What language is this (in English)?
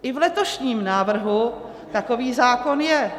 Czech